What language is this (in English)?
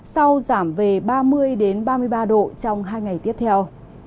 Vietnamese